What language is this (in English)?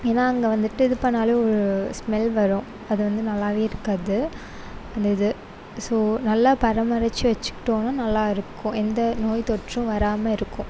Tamil